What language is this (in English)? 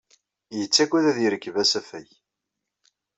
Kabyle